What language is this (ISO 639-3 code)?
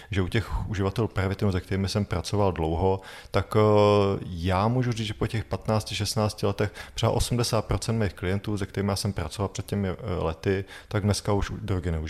ces